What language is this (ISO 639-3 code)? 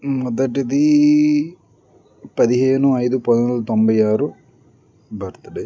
tel